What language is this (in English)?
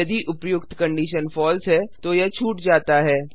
Hindi